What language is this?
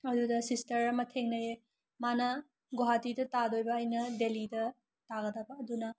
Manipuri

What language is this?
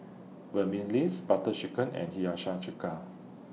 English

